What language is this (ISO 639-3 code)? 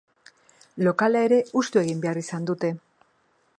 eus